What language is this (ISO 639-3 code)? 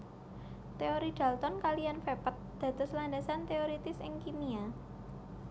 jav